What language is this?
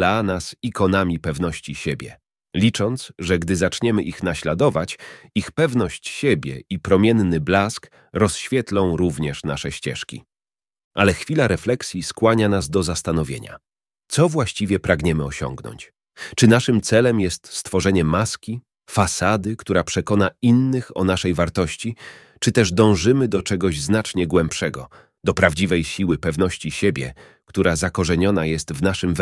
Polish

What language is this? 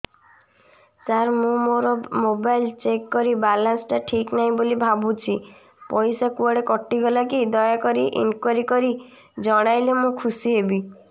Odia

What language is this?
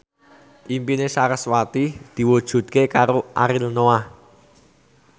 Javanese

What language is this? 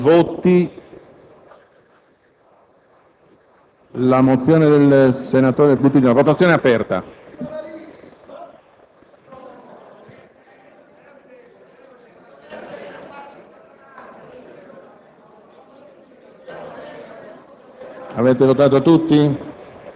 Italian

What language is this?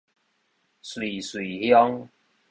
Min Nan Chinese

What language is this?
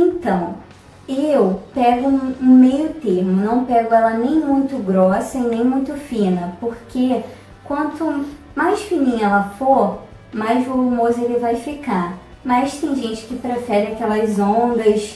Portuguese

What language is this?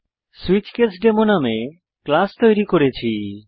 Bangla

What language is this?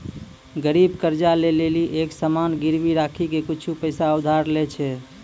Maithili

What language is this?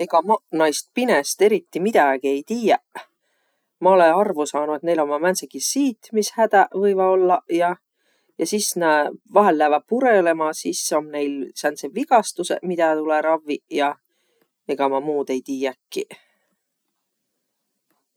Võro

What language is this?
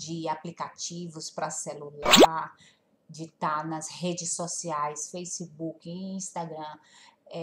Portuguese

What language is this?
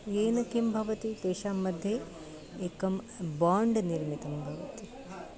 Sanskrit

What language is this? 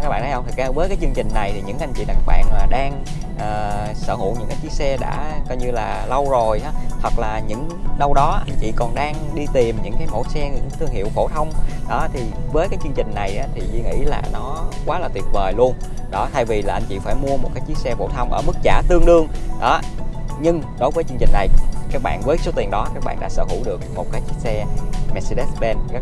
Vietnamese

